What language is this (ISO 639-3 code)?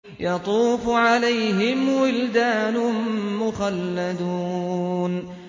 ara